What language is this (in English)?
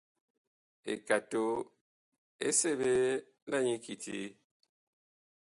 Bakoko